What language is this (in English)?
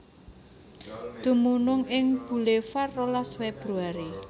Javanese